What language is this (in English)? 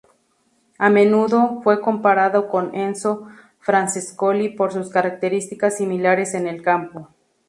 Spanish